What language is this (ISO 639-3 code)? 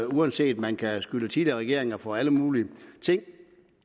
dan